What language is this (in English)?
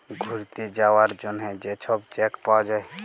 Bangla